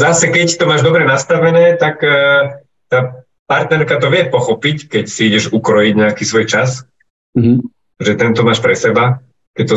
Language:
Slovak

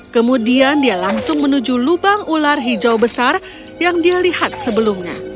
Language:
Indonesian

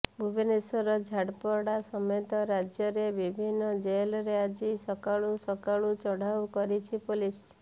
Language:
Odia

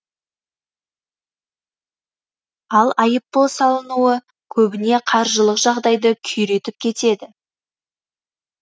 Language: Kazakh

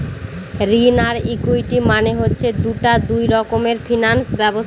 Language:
Bangla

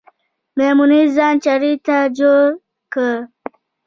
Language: Pashto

